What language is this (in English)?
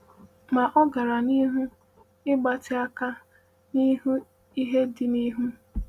Igbo